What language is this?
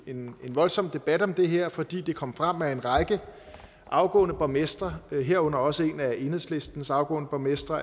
Danish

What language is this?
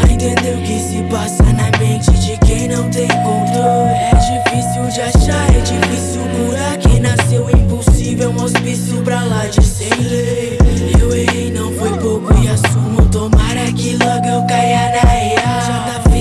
Portuguese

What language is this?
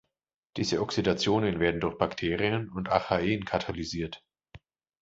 German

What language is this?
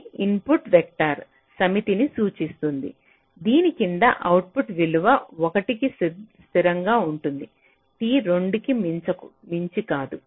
Telugu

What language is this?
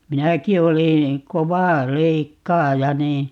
Finnish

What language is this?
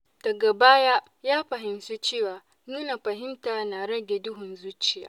Hausa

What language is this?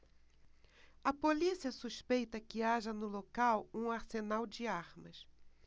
Portuguese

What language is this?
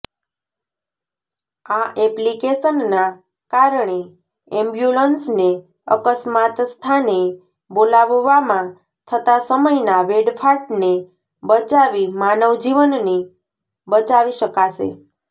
Gujarati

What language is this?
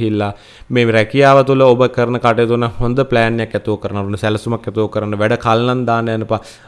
Indonesian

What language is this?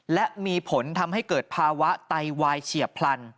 Thai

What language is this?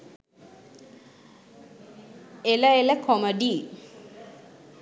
Sinhala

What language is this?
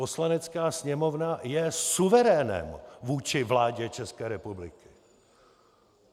Czech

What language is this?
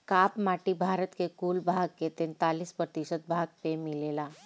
Bhojpuri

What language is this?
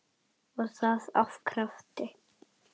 Icelandic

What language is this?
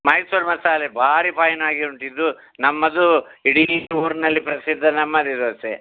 Kannada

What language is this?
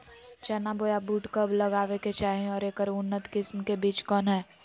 Magahi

